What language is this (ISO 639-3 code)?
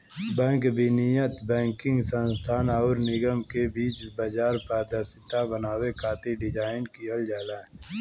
bho